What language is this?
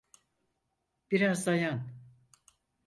Turkish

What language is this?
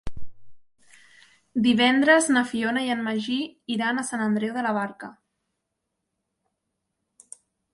Catalan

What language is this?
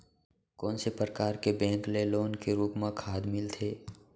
Chhattisgarhi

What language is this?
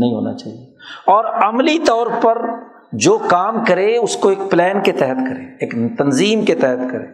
Urdu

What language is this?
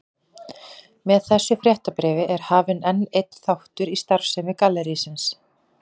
Icelandic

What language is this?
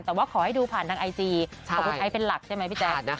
Thai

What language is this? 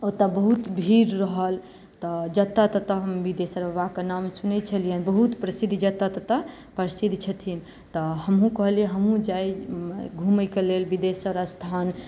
Maithili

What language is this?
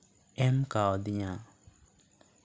Santali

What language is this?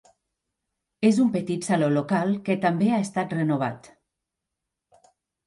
Catalan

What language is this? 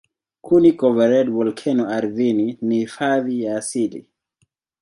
Swahili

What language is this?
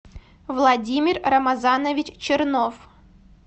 Russian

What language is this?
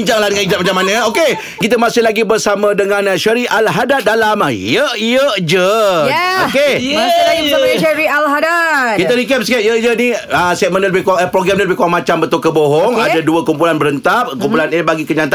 Malay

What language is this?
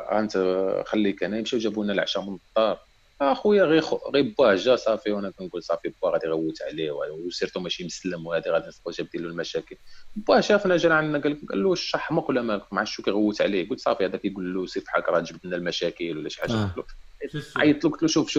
Arabic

